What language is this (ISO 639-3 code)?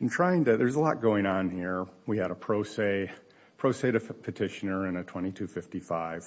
eng